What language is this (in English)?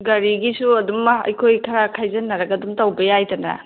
Manipuri